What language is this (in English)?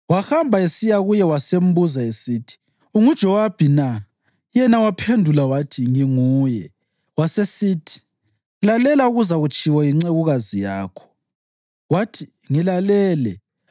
North Ndebele